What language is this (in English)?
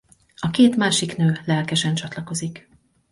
Hungarian